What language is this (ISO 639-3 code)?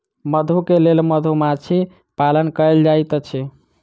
mai